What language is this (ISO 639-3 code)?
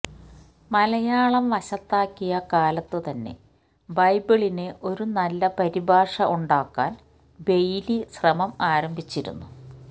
mal